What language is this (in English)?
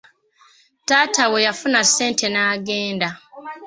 Ganda